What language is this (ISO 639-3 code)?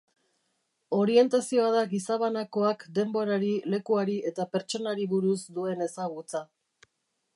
eus